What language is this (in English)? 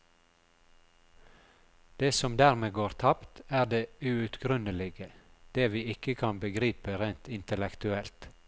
Norwegian